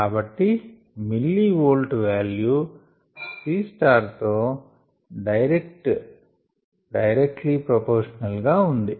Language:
Telugu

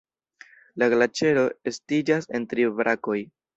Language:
Esperanto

